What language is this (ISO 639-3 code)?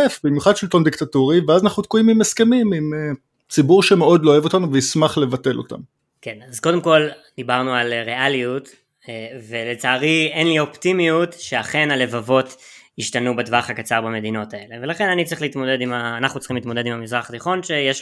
heb